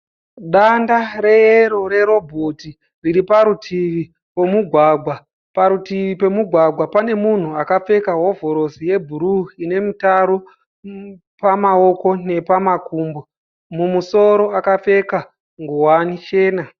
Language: Shona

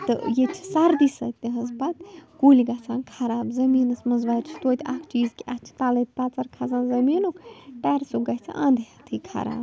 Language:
Kashmiri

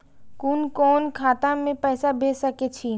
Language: Maithili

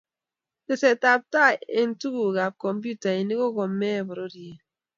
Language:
Kalenjin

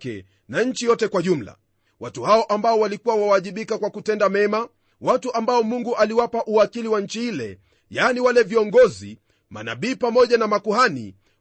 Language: Swahili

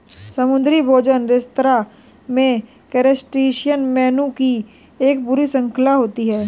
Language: Hindi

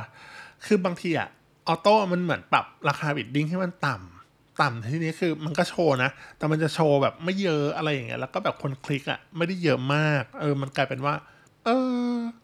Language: Thai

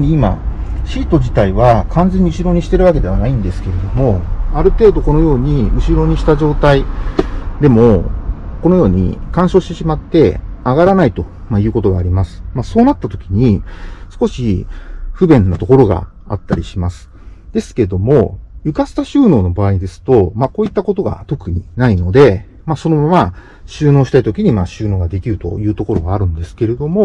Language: Japanese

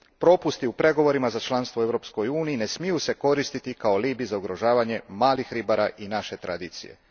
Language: Croatian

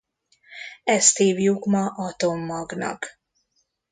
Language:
Hungarian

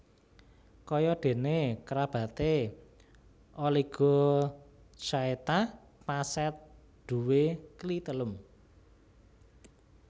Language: Javanese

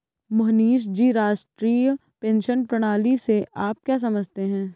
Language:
Hindi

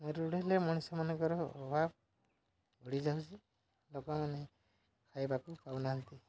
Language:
Odia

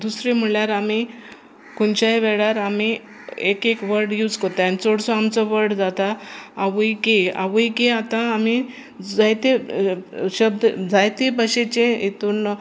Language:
Konkani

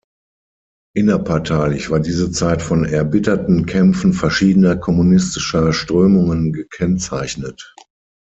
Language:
German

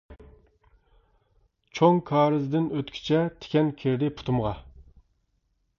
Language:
Uyghur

